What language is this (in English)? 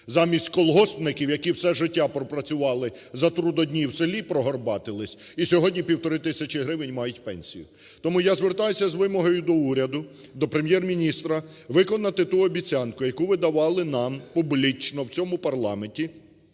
Ukrainian